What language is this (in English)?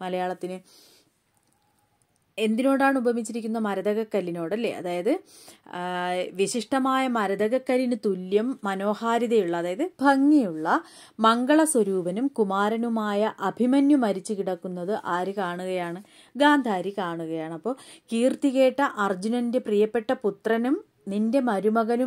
Arabic